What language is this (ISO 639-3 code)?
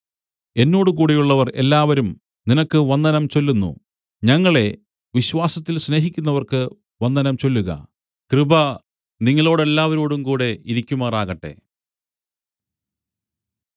mal